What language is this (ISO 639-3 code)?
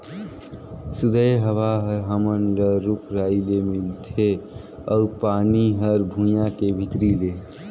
hne